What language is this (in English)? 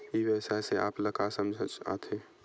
Chhattisgarhi